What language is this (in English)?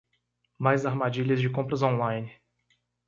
Portuguese